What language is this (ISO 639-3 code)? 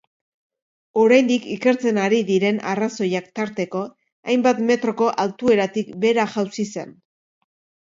eus